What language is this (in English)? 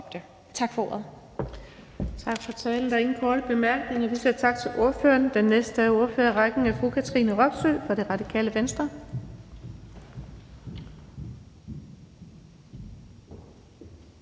Danish